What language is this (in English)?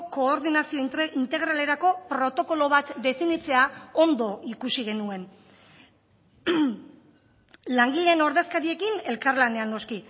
Basque